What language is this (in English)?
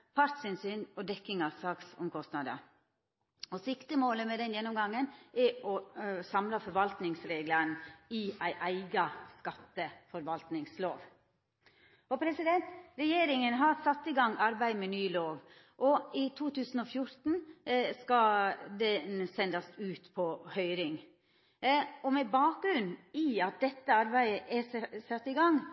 Norwegian Nynorsk